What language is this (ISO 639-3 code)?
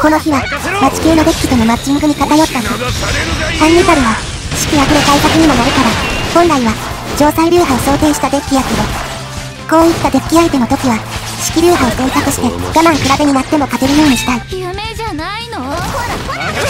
jpn